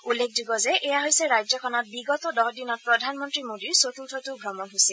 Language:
Assamese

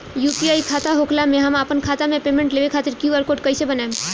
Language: Bhojpuri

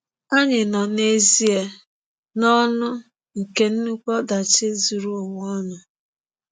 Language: Igbo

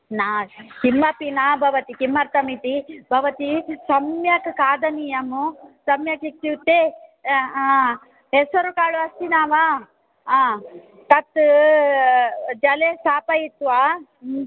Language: Sanskrit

